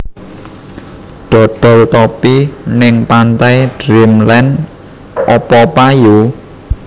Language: Javanese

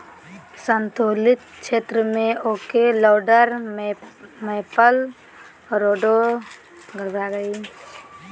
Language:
Magahi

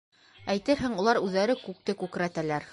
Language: Bashkir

